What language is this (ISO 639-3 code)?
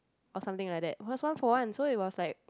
eng